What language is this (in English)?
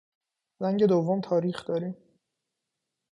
Persian